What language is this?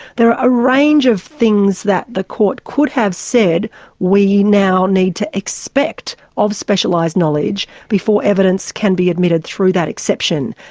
English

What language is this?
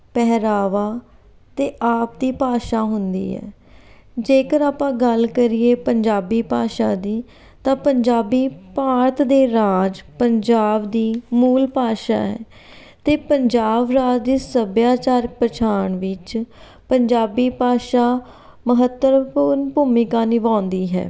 Punjabi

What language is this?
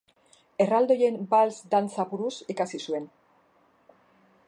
Basque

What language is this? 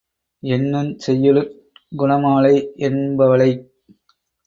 Tamil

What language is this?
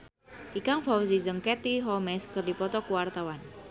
Sundanese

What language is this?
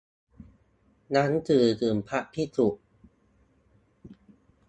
Thai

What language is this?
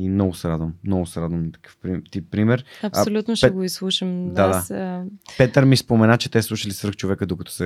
Bulgarian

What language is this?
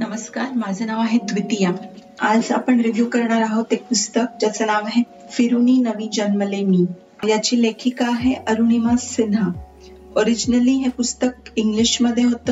Marathi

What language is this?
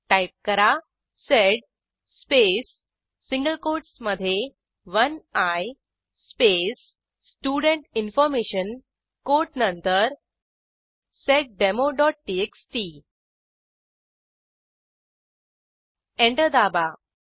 Marathi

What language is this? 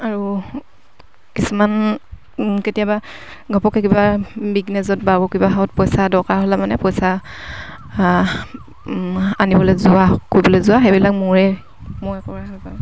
Assamese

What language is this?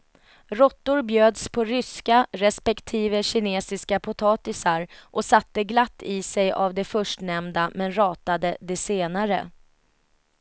Swedish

